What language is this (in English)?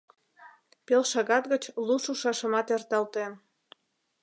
Mari